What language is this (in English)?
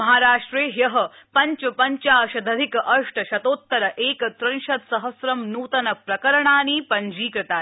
Sanskrit